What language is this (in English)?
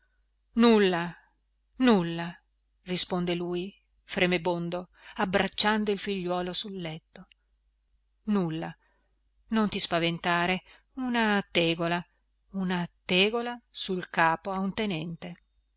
Italian